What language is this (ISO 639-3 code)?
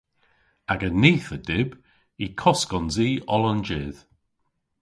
cor